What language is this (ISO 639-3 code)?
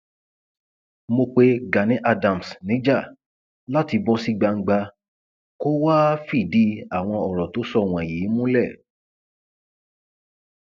yor